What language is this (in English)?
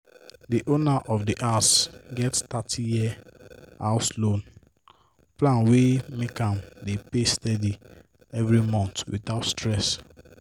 Nigerian Pidgin